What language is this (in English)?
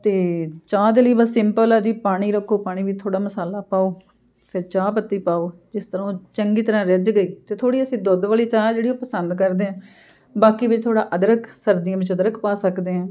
Punjabi